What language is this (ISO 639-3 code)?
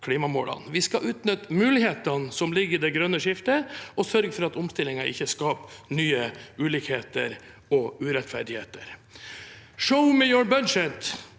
nor